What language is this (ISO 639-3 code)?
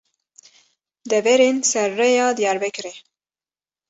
kur